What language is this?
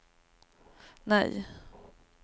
Swedish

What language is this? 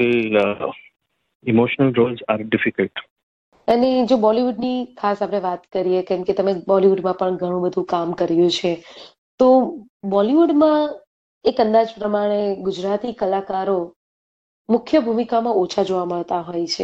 Gujarati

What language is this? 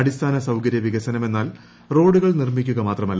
Malayalam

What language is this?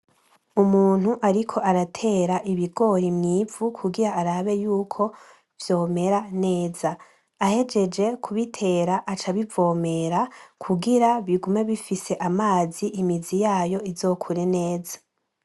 Rundi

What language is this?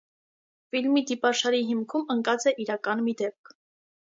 Armenian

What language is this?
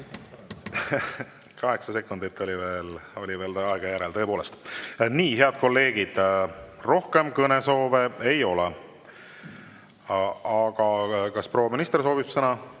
Estonian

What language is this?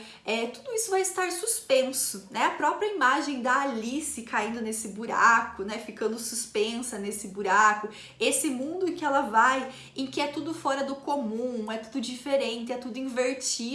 Portuguese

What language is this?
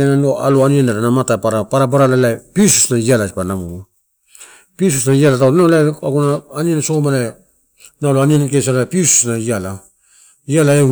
Torau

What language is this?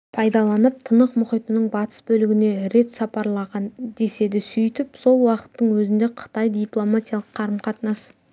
Kazakh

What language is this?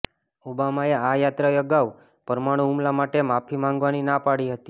Gujarati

